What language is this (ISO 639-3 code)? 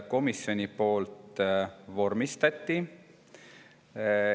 est